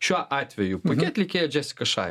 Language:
Lithuanian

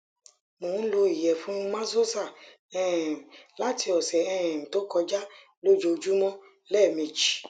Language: Yoruba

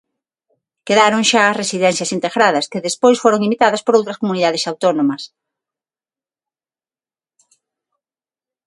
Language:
Galician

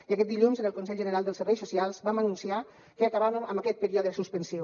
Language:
Catalan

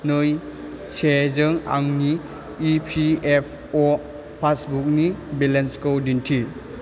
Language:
Bodo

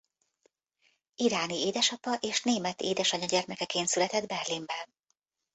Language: Hungarian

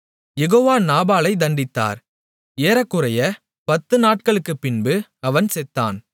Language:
Tamil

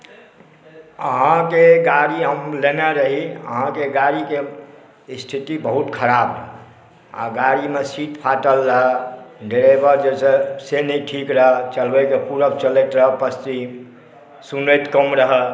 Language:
Maithili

